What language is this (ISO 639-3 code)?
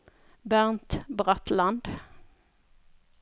nor